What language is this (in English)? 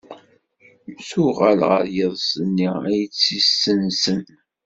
Kabyle